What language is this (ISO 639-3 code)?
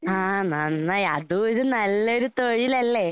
mal